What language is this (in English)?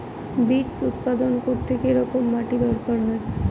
Bangla